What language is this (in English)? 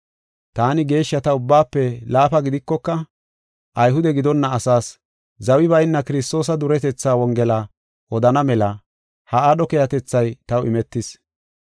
Gofa